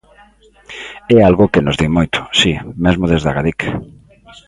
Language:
Galician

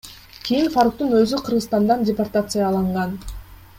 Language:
Kyrgyz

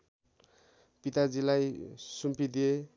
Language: Nepali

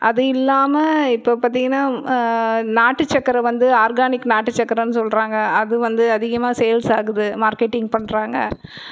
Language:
Tamil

